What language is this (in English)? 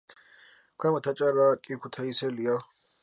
Georgian